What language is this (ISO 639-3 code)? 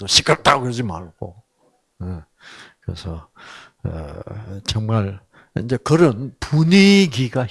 kor